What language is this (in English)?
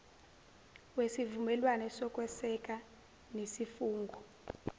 Zulu